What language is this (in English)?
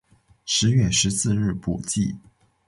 Chinese